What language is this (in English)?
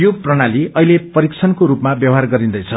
Nepali